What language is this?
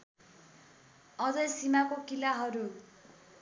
Nepali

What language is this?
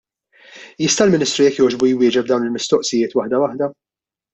Maltese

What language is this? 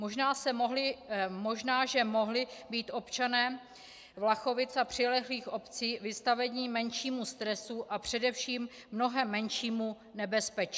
Czech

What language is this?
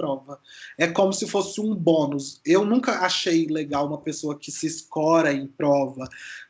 Portuguese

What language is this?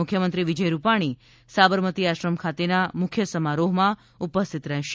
Gujarati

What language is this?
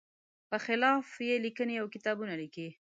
Pashto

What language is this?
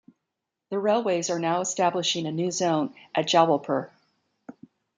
English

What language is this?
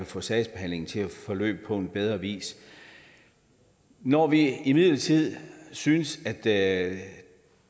Danish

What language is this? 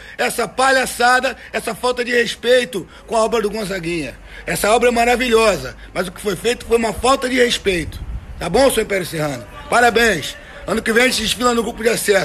Portuguese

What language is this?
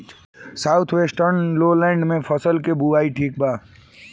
Bhojpuri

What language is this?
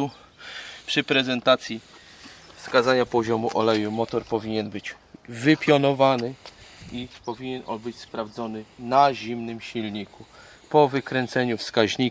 Polish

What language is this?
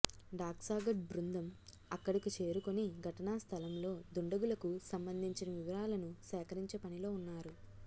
Telugu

